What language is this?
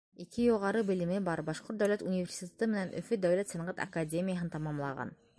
Bashkir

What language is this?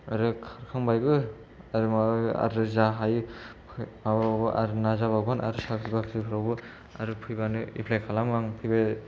Bodo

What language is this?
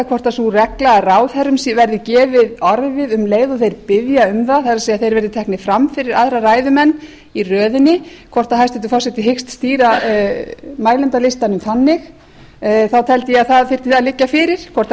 Icelandic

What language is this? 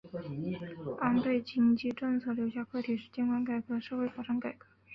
Chinese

